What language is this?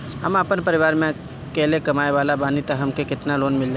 Bhojpuri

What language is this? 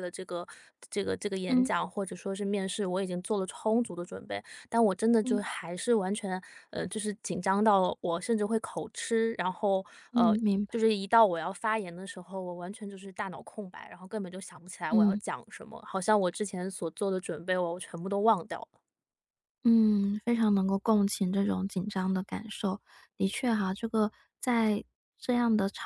Chinese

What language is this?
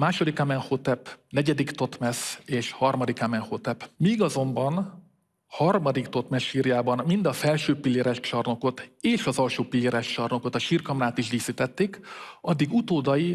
Hungarian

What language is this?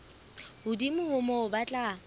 Southern Sotho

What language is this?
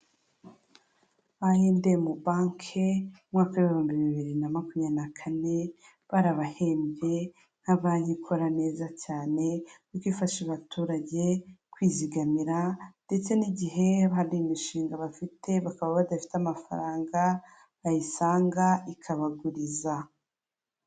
Kinyarwanda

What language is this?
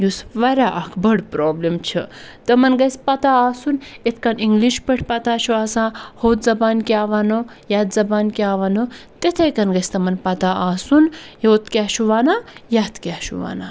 Kashmiri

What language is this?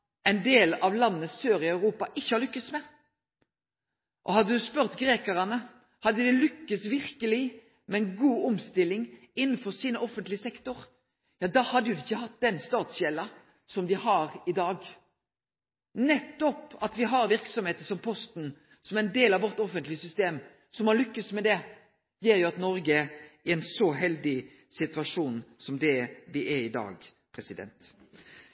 Norwegian Nynorsk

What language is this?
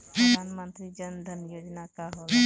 Bhojpuri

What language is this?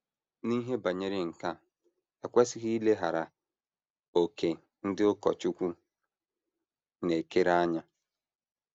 Igbo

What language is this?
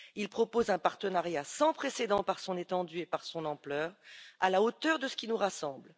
French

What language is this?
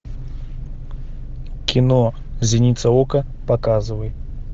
Russian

